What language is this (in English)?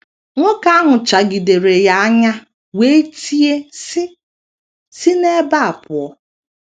Igbo